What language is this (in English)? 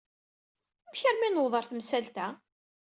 Kabyle